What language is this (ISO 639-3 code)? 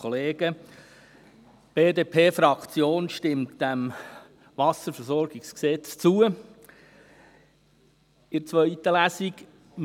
gsw